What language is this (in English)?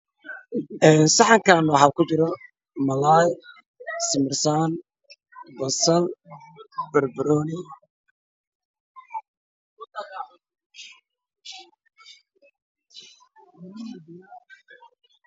Somali